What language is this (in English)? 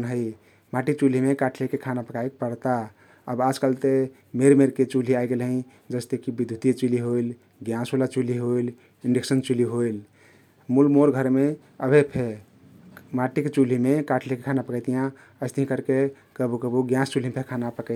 Kathoriya Tharu